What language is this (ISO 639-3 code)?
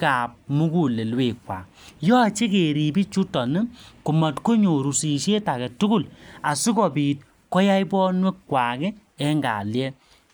kln